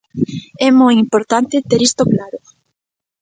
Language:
Galician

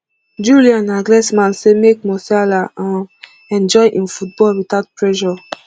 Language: Nigerian Pidgin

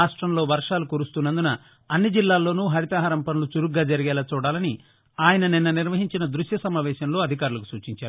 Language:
Telugu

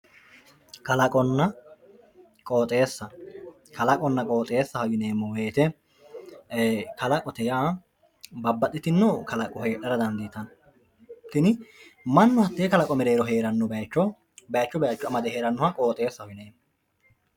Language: Sidamo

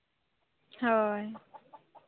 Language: Santali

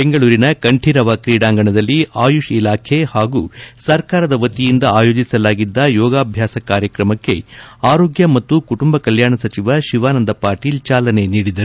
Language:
Kannada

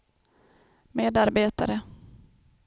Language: Swedish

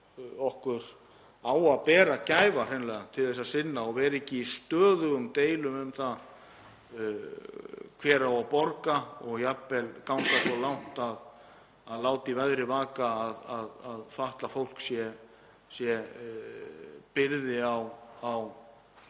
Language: Icelandic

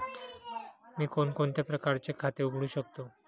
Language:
Marathi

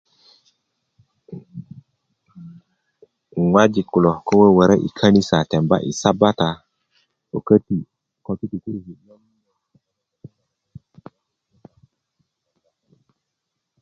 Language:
Kuku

